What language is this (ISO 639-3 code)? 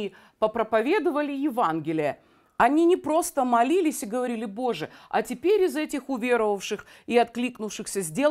rus